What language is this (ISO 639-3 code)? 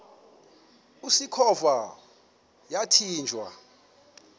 xho